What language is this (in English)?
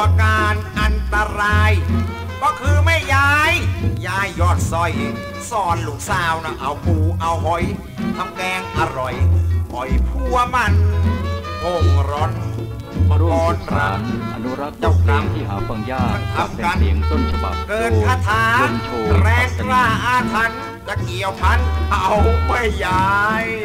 Thai